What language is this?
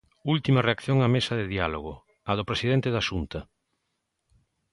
Galician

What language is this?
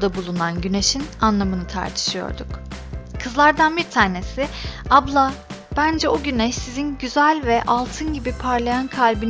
Turkish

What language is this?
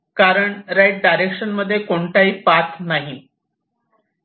Marathi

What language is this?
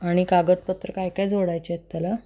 Marathi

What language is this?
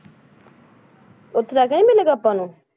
Punjabi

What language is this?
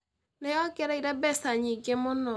Kikuyu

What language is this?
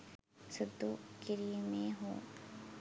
Sinhala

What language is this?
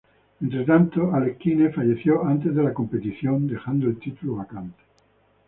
Spanish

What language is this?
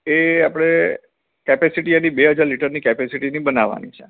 Gujarati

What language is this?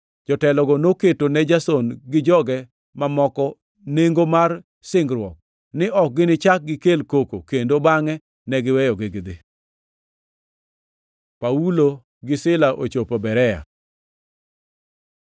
Luo (Kenya and Tanzania)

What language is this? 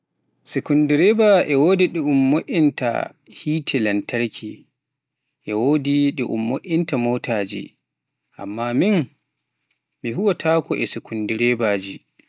Pular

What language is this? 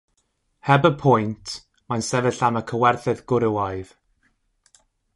Welsh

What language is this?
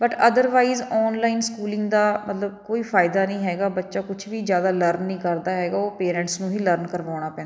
Punjabi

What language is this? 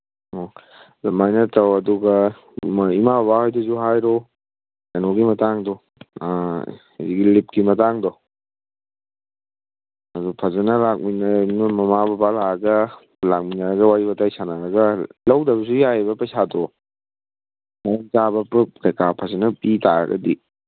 Manipuri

